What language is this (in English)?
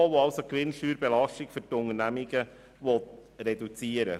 Swiss German